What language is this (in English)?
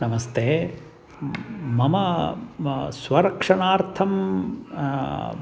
Sanskrit